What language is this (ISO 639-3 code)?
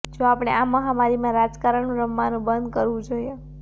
guj